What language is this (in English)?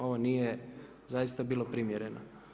Croatian